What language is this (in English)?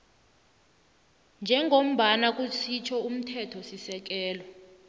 South Ndebele